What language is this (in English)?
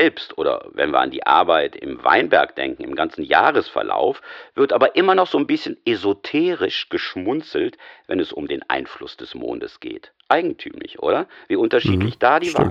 German